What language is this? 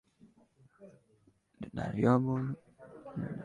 Uzbek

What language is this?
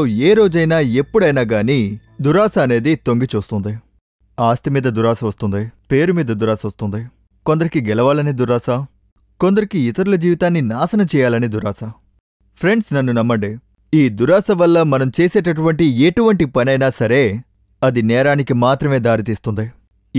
Telugu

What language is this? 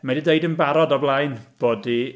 Welsh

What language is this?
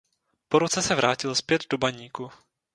Czech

